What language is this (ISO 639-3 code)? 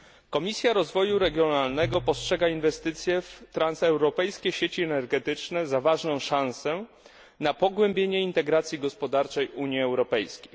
pol